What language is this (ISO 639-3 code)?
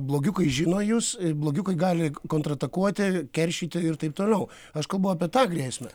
lit